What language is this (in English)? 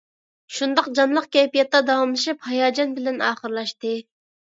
Uyghur